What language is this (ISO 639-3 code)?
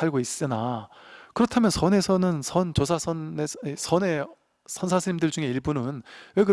kor